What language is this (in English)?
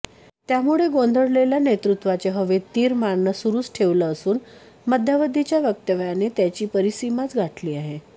Marathi